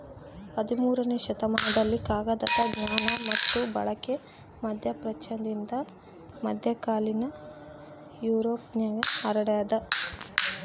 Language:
Kannada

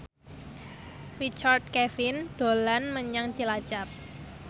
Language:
Javanese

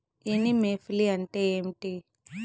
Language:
Telugu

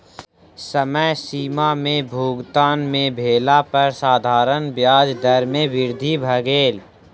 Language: Maithili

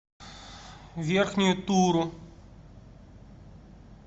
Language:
Russian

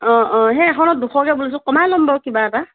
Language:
Assamese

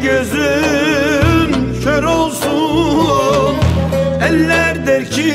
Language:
Turkish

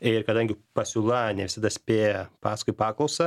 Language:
Lithuanian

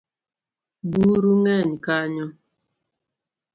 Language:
Luo (Kenya and Tanzania)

